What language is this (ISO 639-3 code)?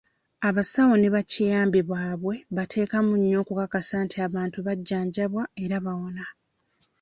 lug